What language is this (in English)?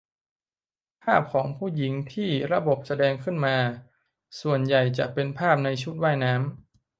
Thai